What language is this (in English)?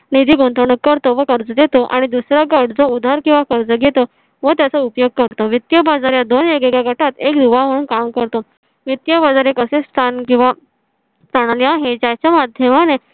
Marathi